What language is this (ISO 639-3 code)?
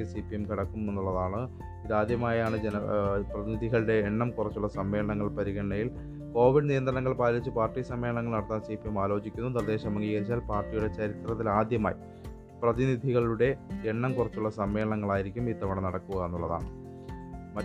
mal